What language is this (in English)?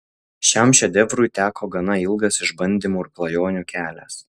Lithuanian